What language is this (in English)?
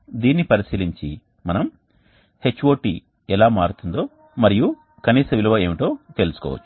Telugu